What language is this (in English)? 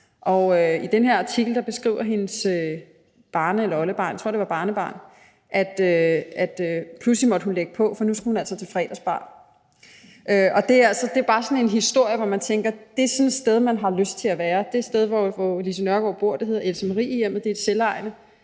Danish